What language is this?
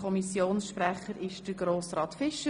Swiss German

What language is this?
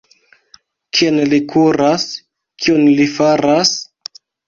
Esperanto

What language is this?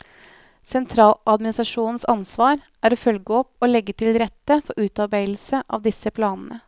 Norwegian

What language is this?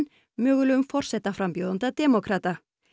Icelandic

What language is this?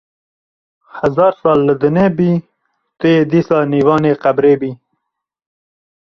Kurdish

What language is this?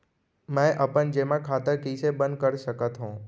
Chhattisgarhi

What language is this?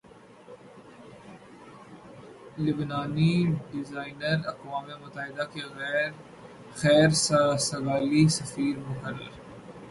Urdu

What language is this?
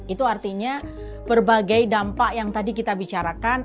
Indonesian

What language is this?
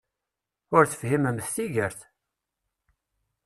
Kabyle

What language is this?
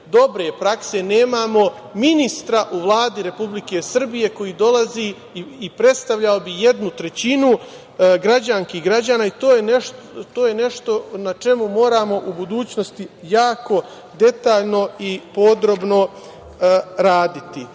Serbian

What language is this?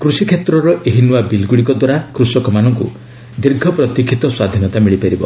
Odia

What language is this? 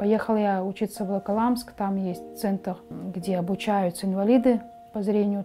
Russian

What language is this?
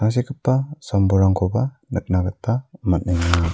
Garo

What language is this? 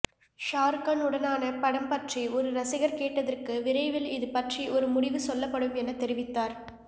Tamil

